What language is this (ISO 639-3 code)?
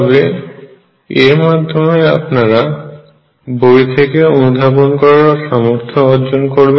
ben